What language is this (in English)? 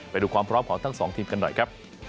Thai